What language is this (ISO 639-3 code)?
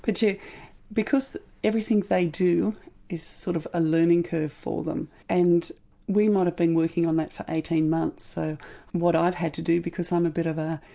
eng